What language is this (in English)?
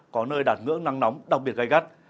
Vietnamese